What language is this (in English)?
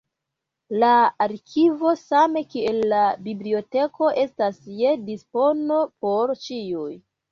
Esperanto